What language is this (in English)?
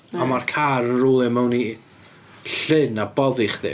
Welsh